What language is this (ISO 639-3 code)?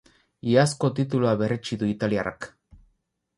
eus